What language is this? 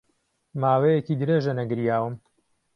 Central Kurdish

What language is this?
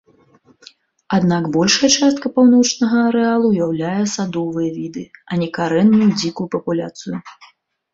Belarusian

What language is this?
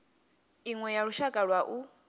Venda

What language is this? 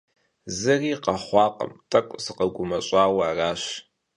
Kabardian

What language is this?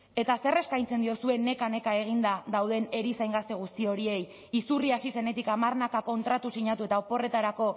Basque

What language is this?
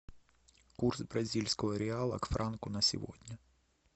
Russian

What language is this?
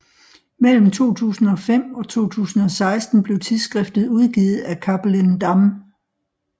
Danish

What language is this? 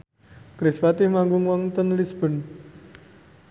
Javanese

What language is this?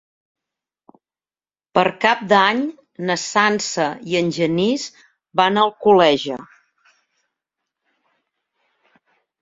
Catalan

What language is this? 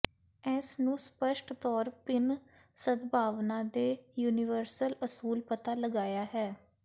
Punjabi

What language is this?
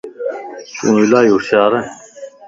Lasi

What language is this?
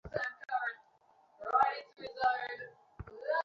Bangla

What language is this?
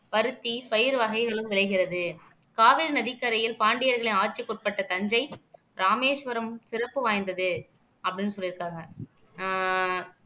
Tamil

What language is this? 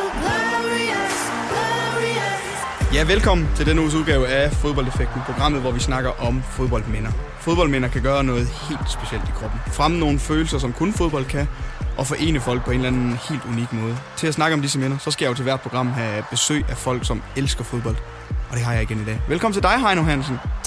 Danish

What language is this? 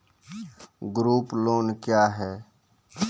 Maithili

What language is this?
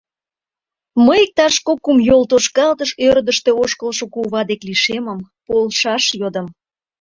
Mari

